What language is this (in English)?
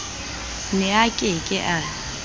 Southern Sotho